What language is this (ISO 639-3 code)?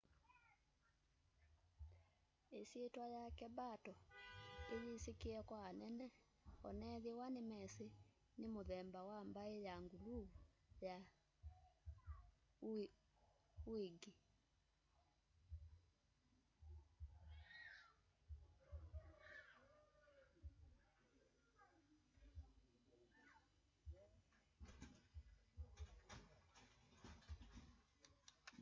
kam